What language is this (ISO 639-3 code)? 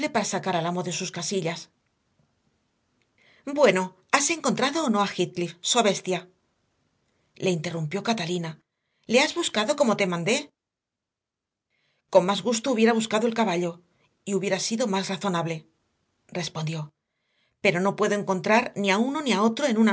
spa